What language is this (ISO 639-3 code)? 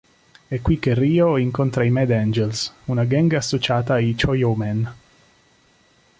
ita